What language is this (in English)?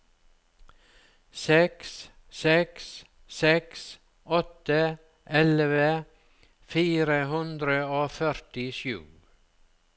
Norwegian